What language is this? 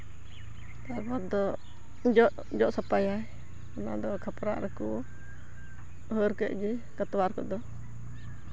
Santali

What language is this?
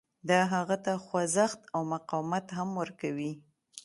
Pashto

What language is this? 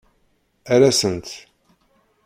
Kabyle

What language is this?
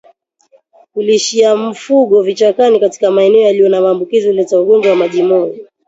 Swahili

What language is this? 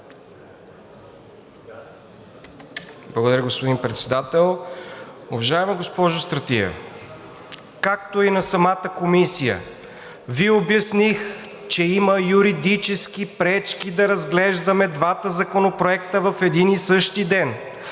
Bulgarian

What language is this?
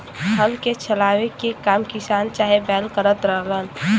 Bhojpuri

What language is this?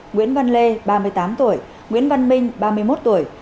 Vietnamese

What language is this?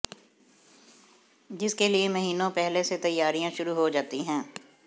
Hindi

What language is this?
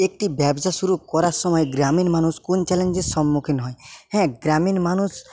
Bangla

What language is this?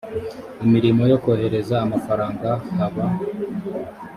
Kinyarwanda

